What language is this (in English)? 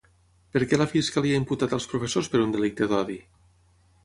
Catalan